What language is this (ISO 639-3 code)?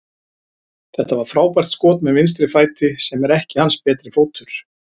isl